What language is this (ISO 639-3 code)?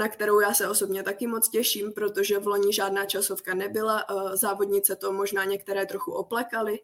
ces